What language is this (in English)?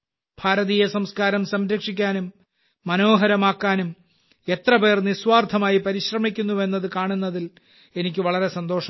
Malayalam